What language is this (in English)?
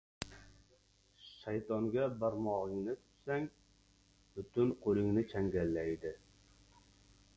Uzbek